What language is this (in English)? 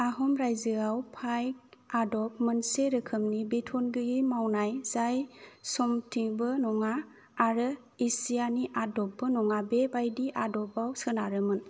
Bodo